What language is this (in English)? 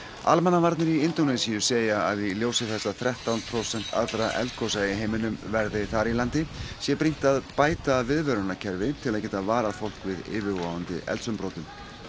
Icelandic